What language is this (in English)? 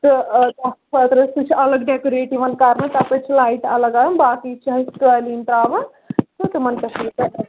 Kashmiri